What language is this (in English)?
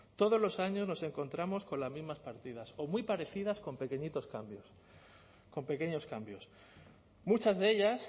Spanish